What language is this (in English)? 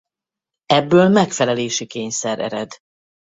Hungarian